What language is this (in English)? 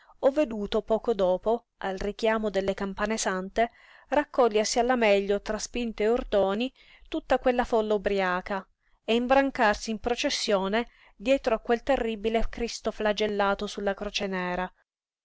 Italian